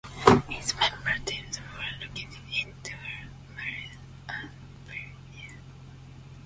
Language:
English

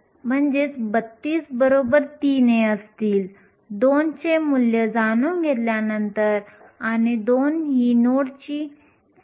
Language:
Marathi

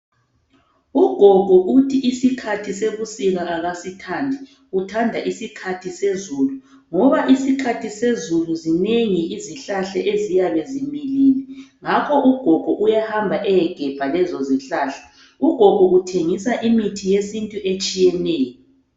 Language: North Ndebele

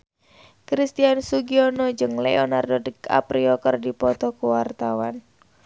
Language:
Sundanese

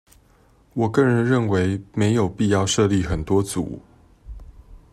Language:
Chinese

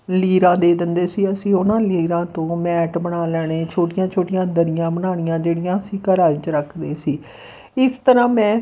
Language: Punjabi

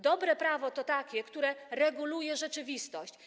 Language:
Polish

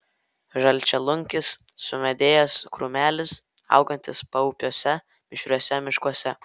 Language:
Lithuanian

